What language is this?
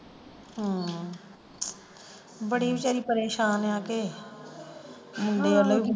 Punjabi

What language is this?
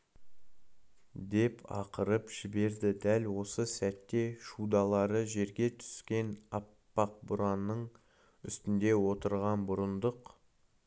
Kazakh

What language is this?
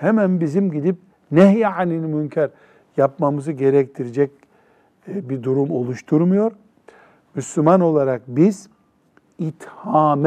Turkish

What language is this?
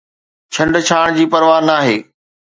Sindhi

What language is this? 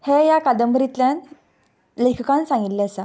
Konkani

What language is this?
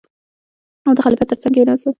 Pashto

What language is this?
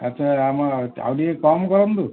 Odia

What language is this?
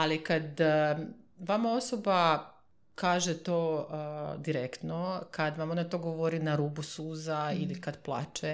Croatian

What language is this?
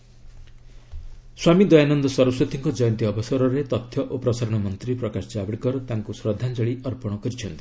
Odia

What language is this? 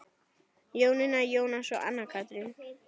Icelandic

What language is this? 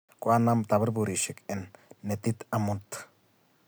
Kalenjin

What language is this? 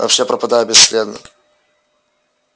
Russian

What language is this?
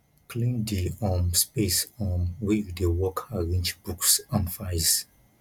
Nigerian Pidgin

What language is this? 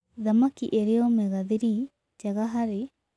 Kikuyu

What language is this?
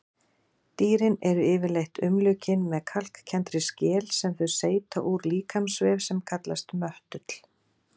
Icelandic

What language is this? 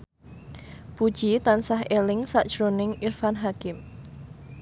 Javanese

